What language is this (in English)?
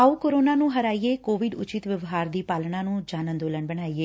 Punjabi